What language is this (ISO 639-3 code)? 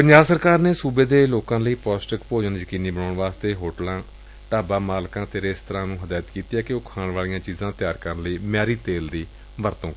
pan